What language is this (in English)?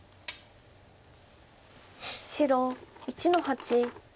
Japanese